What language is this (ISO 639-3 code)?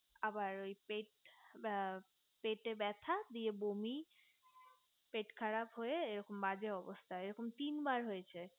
ben